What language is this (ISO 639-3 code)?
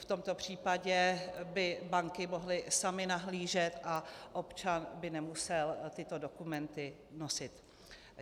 ces